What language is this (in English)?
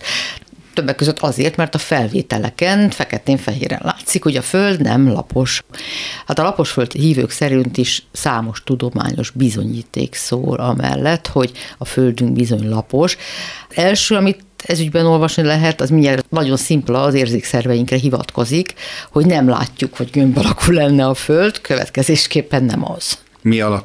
Hungarian